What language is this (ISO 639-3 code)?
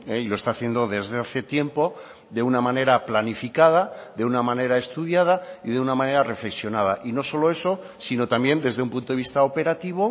spa